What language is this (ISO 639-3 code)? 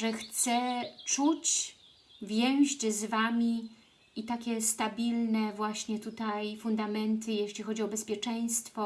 pol